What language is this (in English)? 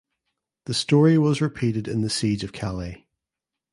English